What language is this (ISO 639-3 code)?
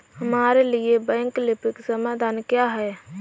hin